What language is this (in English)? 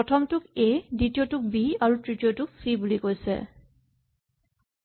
Assamese